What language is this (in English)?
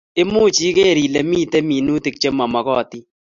Kalenjin